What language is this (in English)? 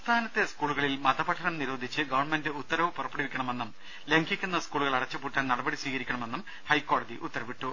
Malayalam